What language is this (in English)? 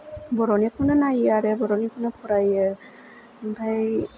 Bodo